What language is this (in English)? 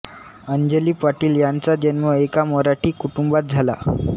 Marathi